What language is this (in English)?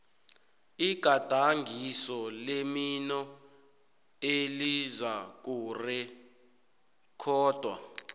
South Ndebele